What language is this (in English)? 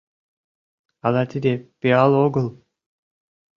Mari